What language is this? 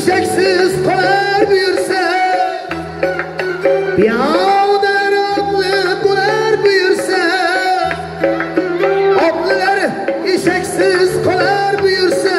Turkish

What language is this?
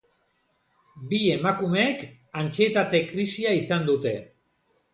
Basque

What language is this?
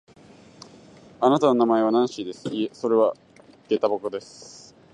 Japanese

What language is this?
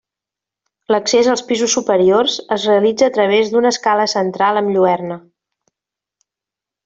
Catalan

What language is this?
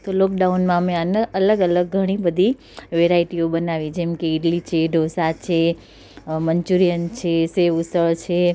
Gujarati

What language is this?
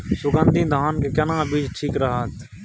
Maithili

